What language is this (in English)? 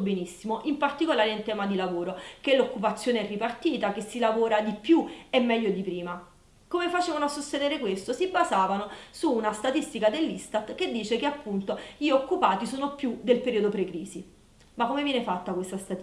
Italian